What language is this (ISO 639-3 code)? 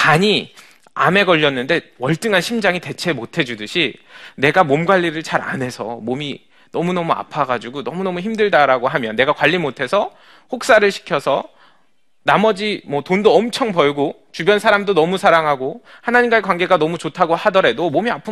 kor